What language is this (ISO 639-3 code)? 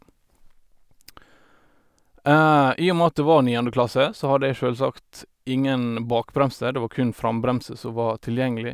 nor